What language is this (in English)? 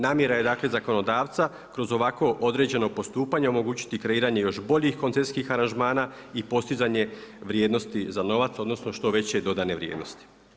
Croatian